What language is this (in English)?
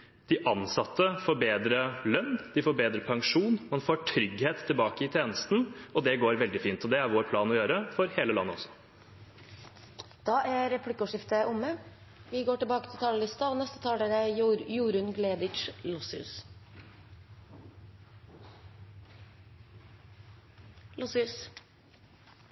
Norwegian